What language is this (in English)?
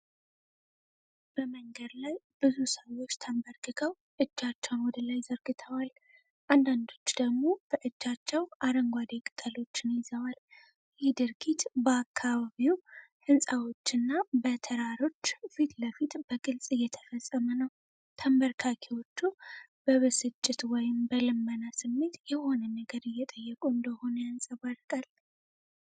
Amharic